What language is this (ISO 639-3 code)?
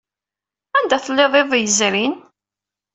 kab